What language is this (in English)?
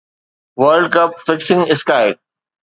Sindhi